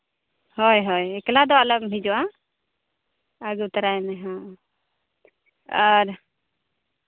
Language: Santali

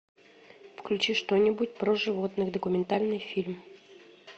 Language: Russian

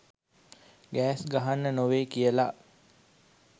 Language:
Sinhala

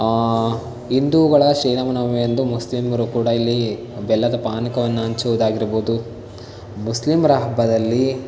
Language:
Kannada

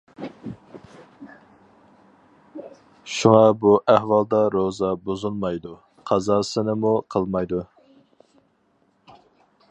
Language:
Uyghur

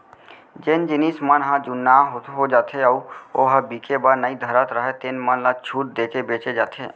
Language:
Chhattisgarhi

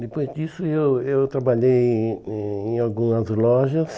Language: Portuguese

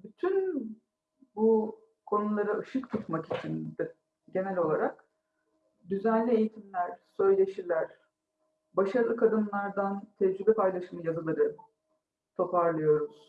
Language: Turkish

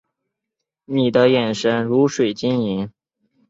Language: Chinese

